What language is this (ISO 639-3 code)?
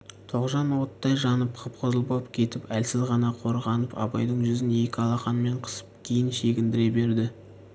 kaz